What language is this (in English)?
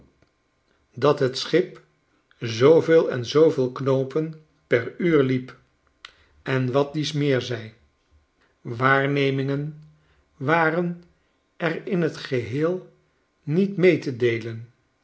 Dutch